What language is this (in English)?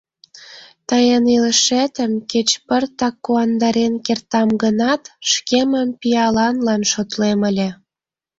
Mari